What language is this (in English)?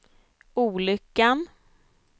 Swedish